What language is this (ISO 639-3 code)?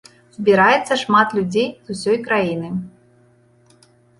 bel